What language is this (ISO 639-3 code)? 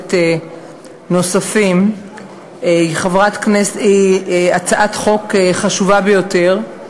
heb